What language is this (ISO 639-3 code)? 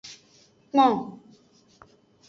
ajg